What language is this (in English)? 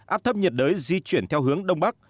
Vietnamese